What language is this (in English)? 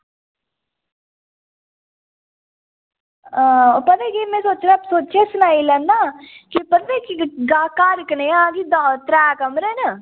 Dogri